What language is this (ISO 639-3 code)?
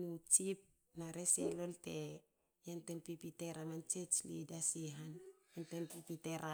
hao